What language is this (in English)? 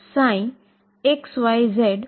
Gujarati